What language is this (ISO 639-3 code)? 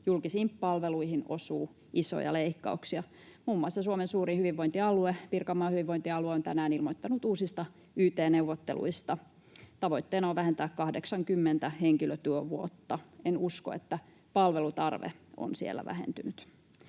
fin